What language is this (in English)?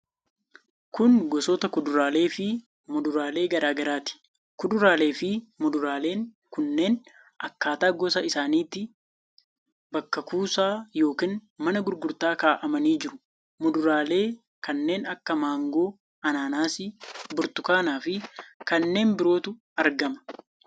Oromo